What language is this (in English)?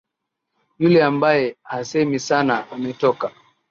Swahili